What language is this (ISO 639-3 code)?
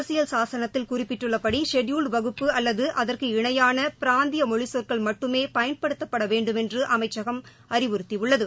tam